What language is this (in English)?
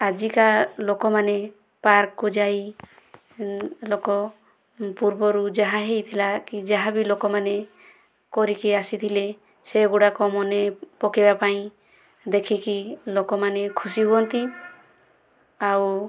Odia